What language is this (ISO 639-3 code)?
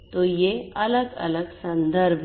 hin